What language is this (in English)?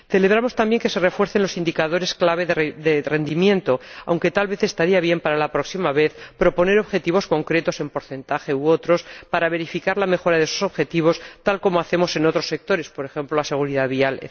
Spanish